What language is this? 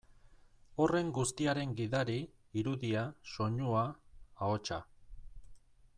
Basque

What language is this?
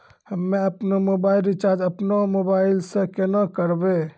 Maithili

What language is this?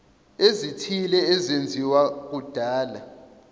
Zulu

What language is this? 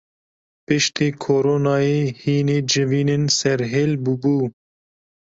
Kurdish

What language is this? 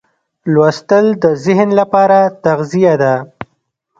Pashto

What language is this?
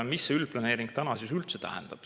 Estonian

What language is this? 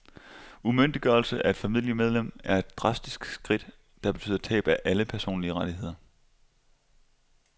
Danish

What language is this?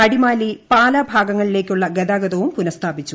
Malayalam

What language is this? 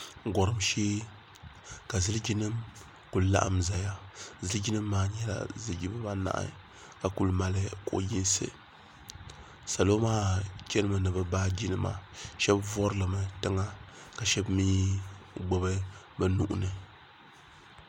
Dagbani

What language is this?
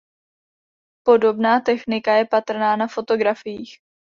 Czech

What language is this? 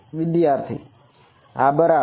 Gujarati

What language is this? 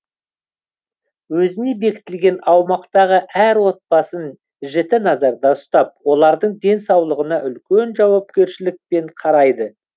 Kazakh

